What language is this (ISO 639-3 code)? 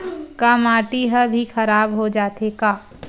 hne